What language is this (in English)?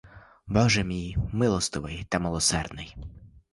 Ukrainian